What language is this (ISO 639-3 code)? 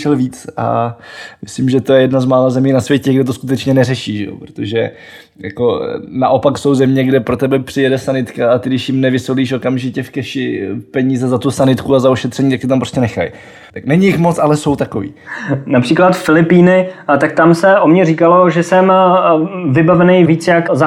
ces